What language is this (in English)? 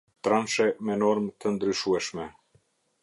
Albanian